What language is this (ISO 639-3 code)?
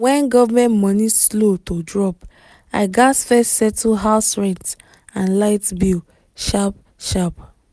pcm